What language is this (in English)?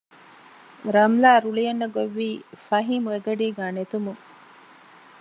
Divehi